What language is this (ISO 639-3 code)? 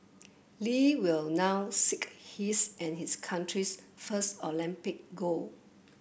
eng